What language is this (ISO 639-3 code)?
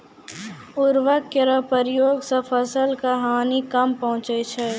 mai